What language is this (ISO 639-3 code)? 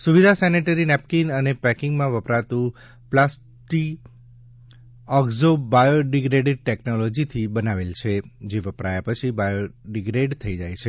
guj